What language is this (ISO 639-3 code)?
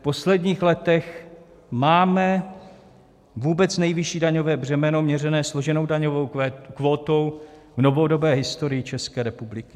ces